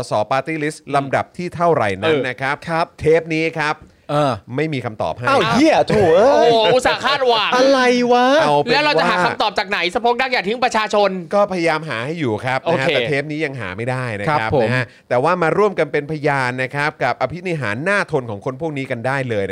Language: Thai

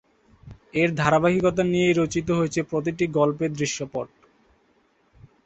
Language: Bangla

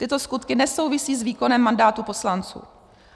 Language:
Czech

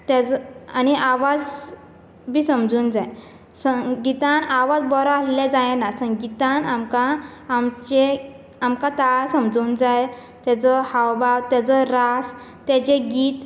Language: Konkani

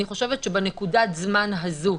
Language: Hebrew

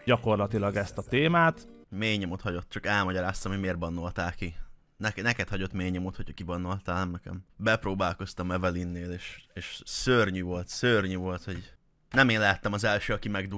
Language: Hungarian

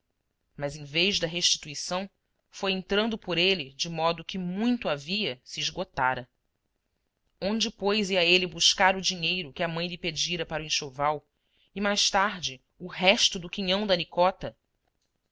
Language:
Portuguese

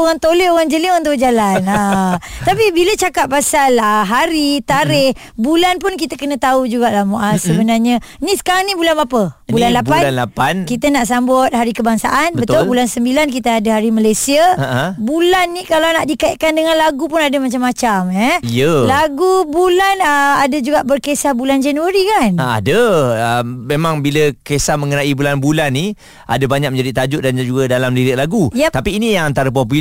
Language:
Malay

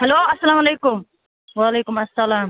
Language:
Kashmiri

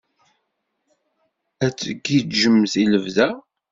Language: Kabyle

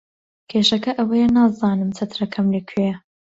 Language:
Central Kurdish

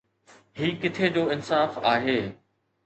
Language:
Sindhi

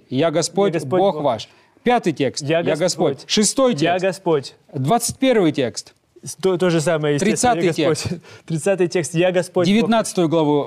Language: Russian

